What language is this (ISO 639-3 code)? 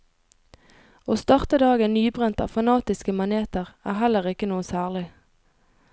nor